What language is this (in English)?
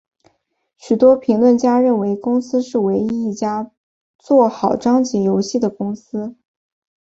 Chinese